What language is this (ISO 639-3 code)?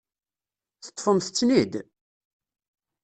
kab